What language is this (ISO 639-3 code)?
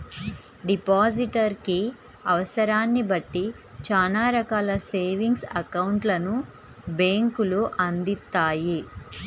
tel